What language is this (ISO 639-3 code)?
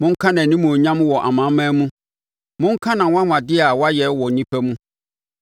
aka